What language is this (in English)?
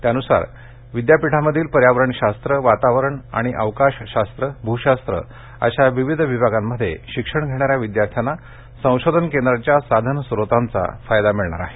Marathi